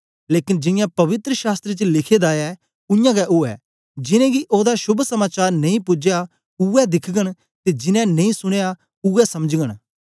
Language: Dogri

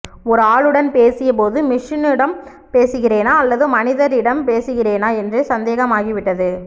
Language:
Tamil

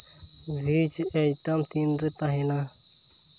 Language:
Santali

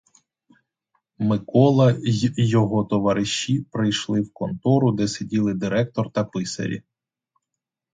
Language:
Ukrainian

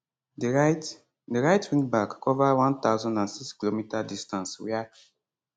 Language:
Nigerian Pidgin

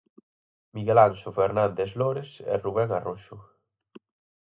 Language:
Galician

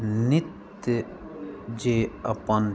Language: Maithili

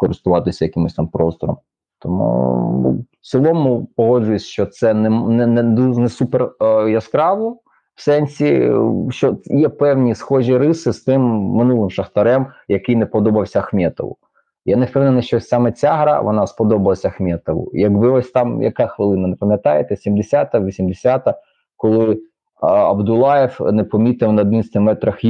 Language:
Ukrainian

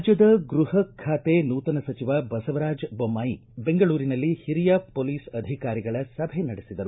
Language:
Kannada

